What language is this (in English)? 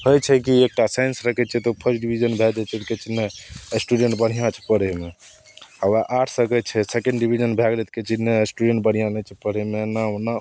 Maithili